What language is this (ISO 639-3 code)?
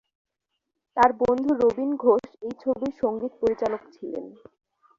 ben